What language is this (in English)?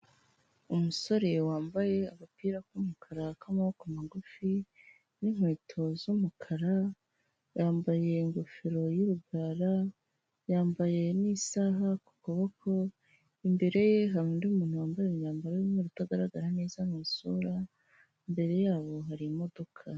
Kinyarwanda